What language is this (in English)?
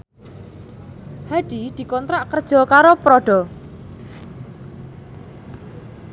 Javanese